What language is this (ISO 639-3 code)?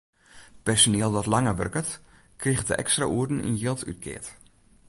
fry